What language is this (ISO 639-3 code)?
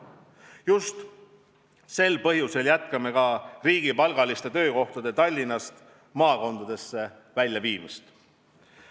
est